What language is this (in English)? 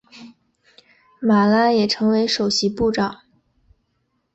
Chinese